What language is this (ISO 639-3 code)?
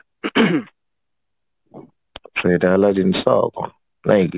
ori